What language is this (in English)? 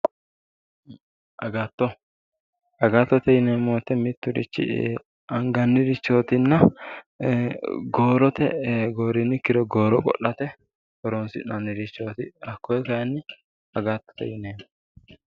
Sidamo